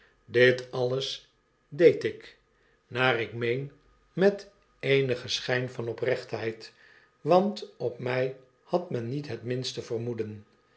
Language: Dutch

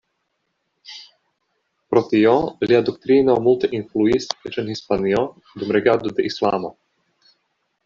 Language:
Esperanto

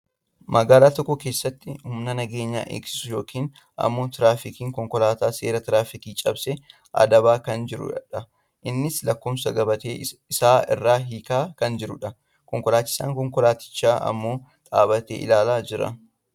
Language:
Oromo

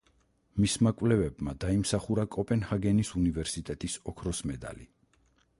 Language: Georgian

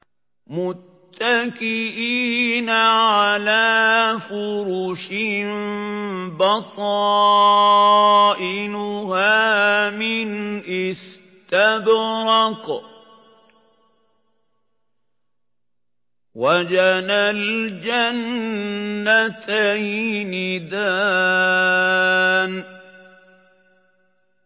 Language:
Arabic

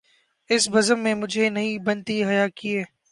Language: Urdu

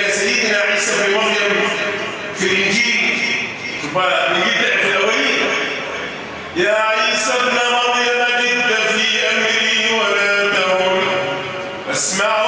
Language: Arabic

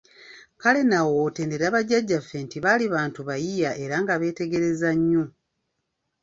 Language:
Ganda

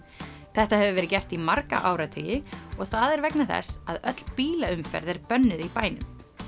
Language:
Icelandic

